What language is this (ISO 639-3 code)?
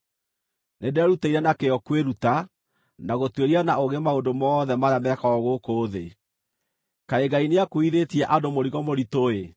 kik